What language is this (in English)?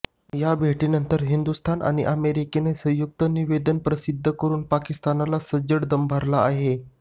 Marathi